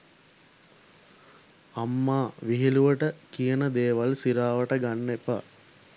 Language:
Sinhala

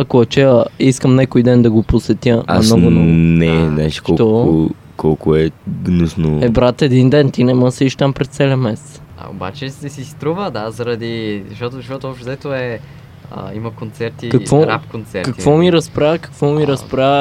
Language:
Bulgarian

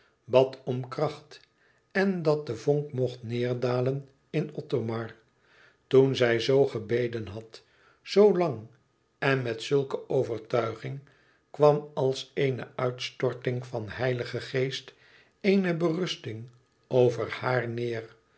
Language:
Dutch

